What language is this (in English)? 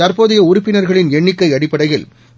Tamil